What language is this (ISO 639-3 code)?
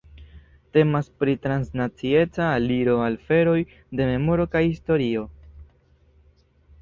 epo